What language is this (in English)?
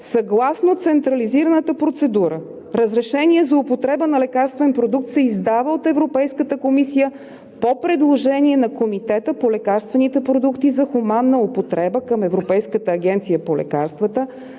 Bulgarian